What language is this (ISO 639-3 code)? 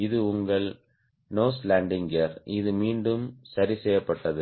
tam